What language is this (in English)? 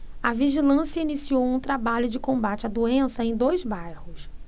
Portuguese